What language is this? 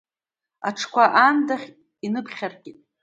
Abkhazian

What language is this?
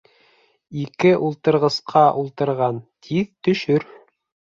Bashkir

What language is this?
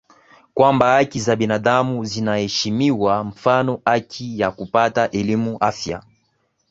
Swahili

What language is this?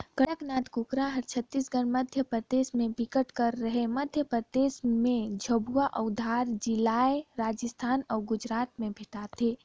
Chhattisgarhi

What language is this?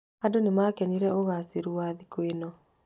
Kikuyu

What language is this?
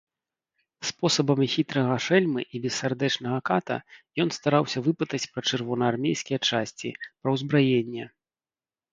Belarusian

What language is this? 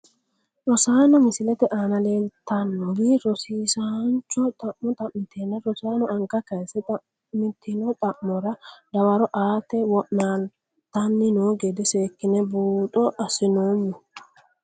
Sidamo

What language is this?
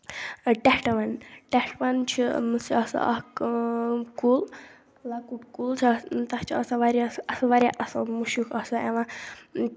Kashmiri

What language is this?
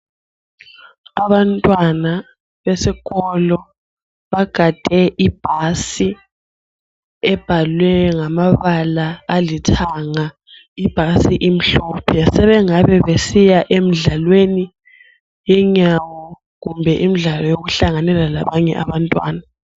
North Ndebele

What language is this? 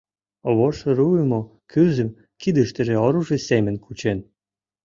Mari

